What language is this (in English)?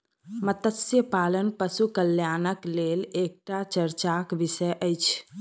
Maithili